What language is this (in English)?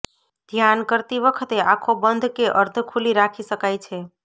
Gujarati